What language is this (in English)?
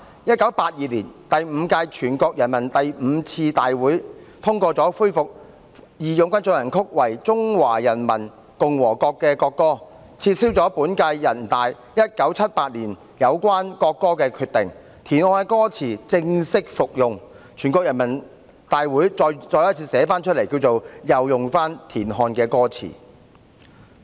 Cantonese